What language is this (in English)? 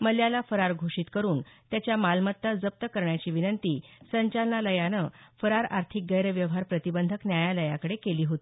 Marathi